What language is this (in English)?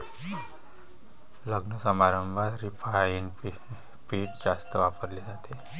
Marathi